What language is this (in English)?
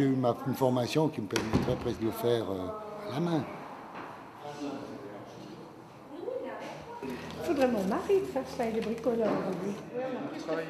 French